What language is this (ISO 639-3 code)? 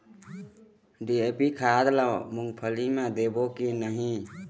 hne